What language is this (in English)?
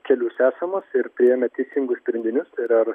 Lithuanian